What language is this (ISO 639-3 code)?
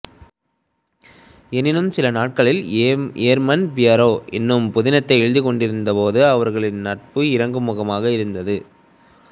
tam